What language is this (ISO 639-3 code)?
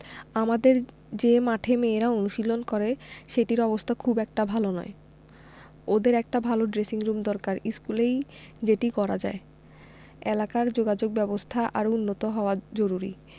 ben